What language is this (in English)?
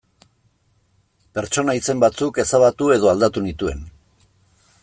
Basque